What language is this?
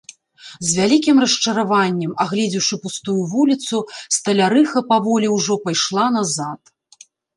Belarusian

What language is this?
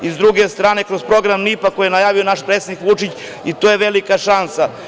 Serbian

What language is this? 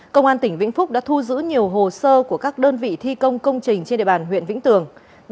Vietnamese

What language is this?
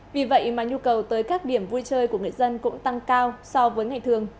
Vietnamese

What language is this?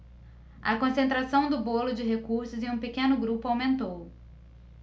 Portuguese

